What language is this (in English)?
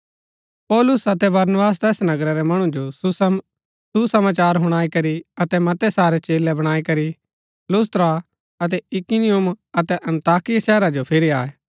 Gaddi